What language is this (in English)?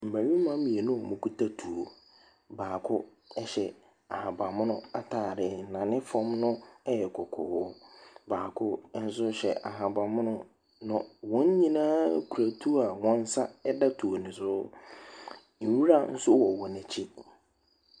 Akan